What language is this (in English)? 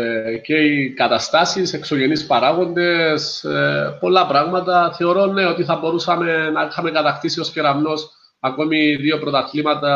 Greek